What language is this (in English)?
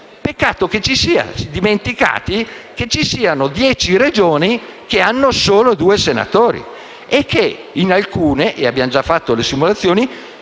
Italian